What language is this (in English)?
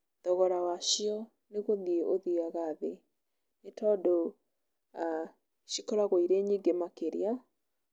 Kikuyu